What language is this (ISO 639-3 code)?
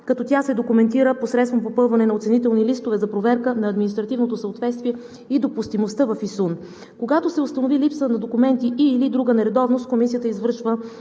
bul